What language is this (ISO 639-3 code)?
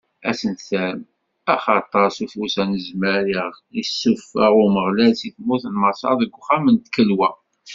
kab